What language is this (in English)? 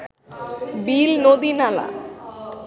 Bangla